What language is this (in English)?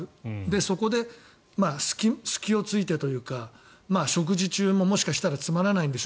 Japanese